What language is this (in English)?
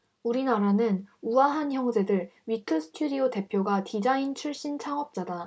Korean